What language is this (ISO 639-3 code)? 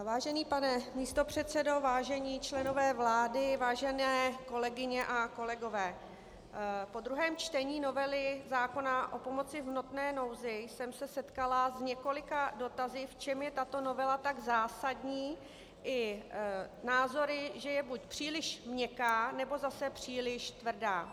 ces